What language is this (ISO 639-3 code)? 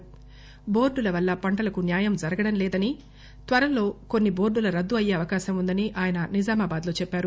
tel